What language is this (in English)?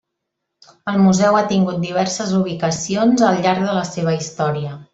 Catalan